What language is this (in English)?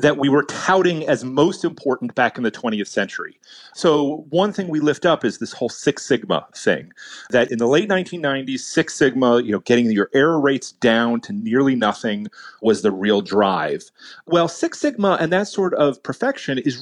English